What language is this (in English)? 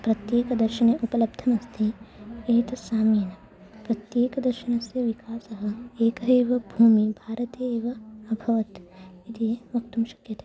Sanskrit